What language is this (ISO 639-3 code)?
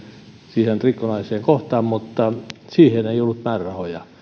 fin